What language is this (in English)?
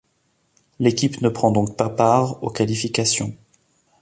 French